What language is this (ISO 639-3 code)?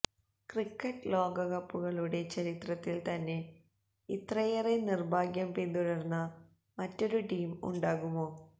mal